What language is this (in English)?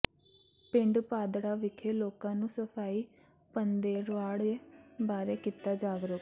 Punjabi